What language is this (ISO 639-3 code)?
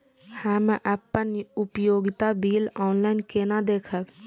mai